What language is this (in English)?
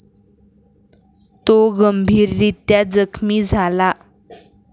Marathi